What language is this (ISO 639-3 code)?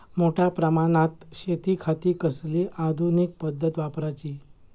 mar